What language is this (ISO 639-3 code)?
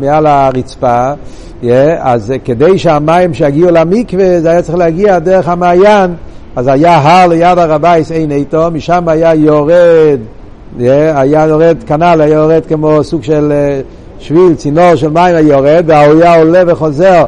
heb